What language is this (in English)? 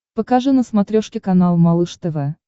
Russian